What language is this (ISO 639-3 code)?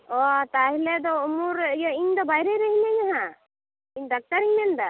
sat